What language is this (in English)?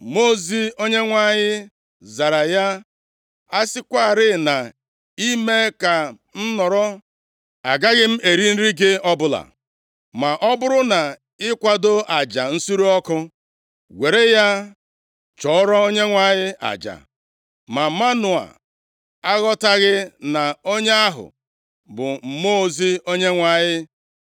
Igbo